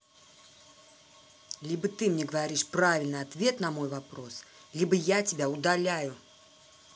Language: Russian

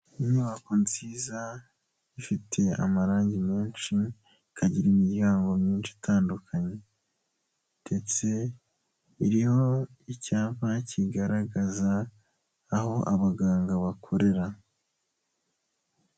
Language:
Kinyarwanda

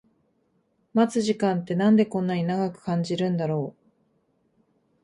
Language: Japanese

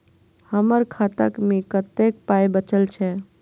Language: Maithili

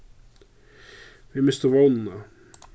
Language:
Faroese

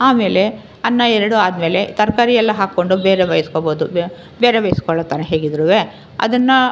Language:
Kannada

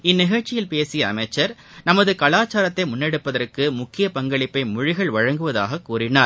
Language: Tamil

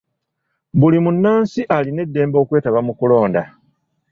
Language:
Ganda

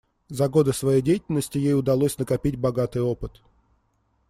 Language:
Russian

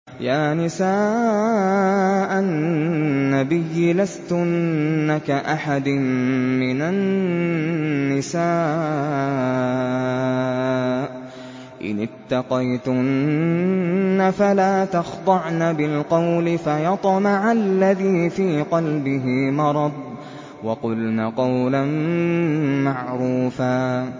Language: Arabic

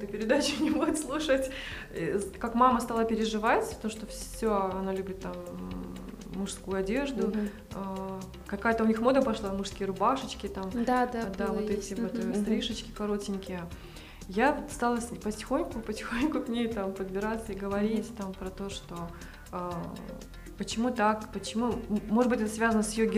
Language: Russian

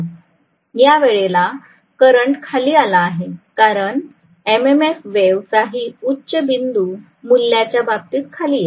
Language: Marathi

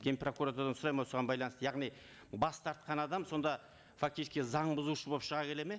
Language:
Kazakh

